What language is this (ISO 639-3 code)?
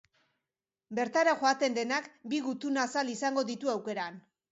eus